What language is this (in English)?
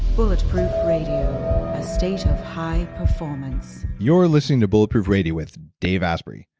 English